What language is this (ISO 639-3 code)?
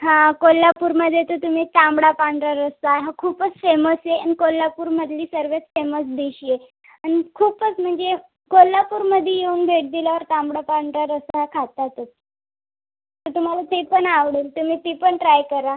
mar